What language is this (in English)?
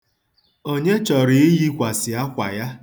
Igbo